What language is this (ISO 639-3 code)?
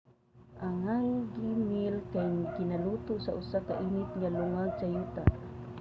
ceb